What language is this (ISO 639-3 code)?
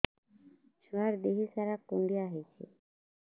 ori